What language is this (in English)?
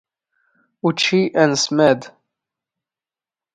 Standard Moroccan Tamazight